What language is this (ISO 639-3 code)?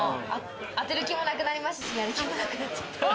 jpn